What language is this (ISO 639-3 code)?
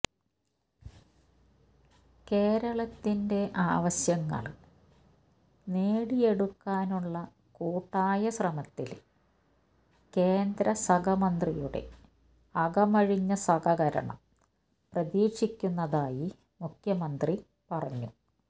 mal